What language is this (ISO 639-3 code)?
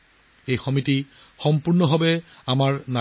asm